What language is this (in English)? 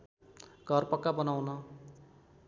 Nepali